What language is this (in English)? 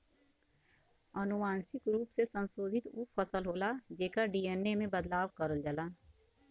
Bhojpuri